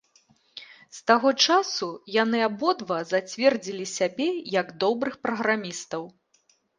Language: Belarusian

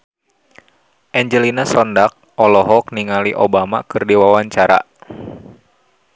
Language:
Sundanese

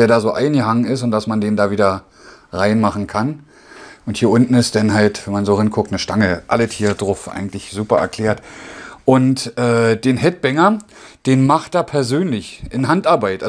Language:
German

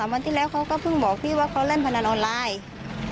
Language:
Thai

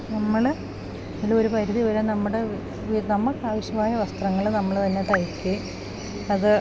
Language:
Malayalam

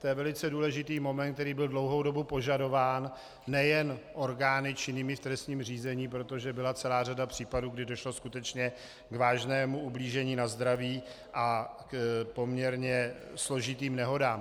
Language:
Czech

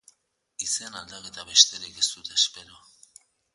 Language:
Basque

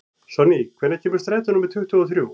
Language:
Icelandic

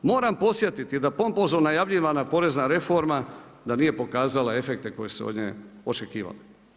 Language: Croatian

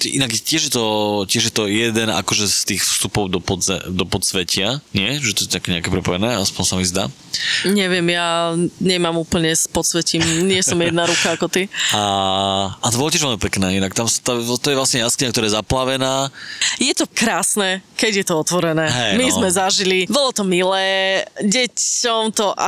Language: Slovak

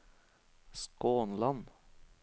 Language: Norwegian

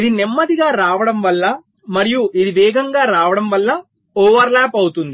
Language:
Telugu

